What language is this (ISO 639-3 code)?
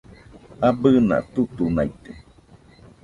hux